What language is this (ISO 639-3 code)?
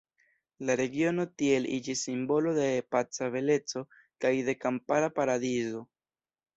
epo